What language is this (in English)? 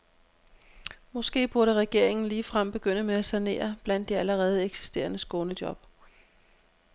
Danish